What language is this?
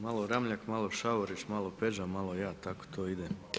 Croatian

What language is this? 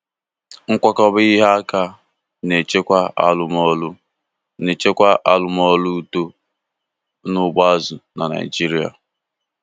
Igbo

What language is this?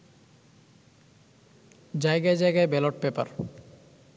Bangla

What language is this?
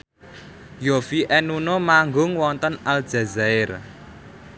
Javanese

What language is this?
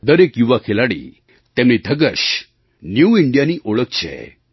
Gujarati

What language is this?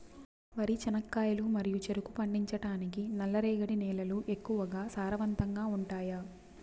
Telugu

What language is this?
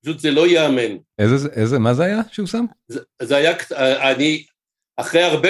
Hebrew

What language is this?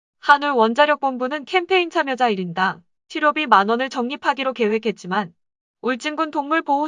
Korean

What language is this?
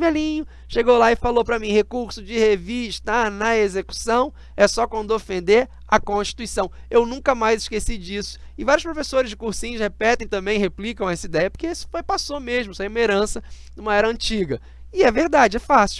Portuguese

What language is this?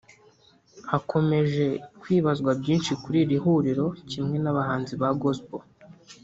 Kinyarwanda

